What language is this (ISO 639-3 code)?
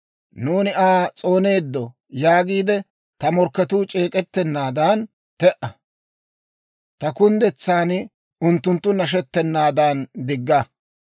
dwr